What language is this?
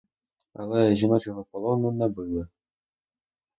Ukrainian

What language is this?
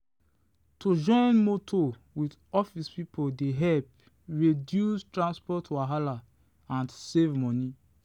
Nigerian Pidgin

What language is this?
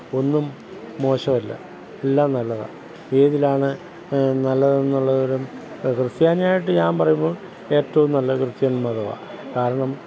Malayalam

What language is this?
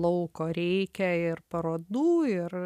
Lithuanian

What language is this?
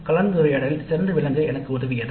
Tamil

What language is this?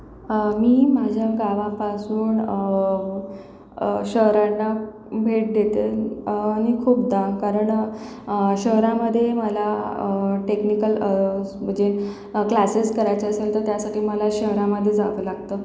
Marathi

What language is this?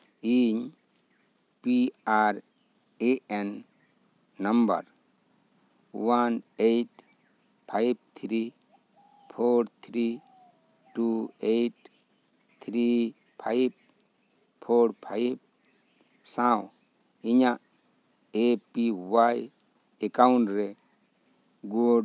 Santali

